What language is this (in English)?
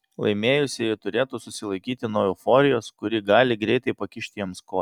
Lithuanian